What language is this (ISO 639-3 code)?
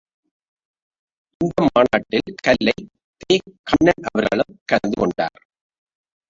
tam